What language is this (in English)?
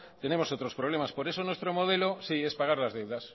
Spanish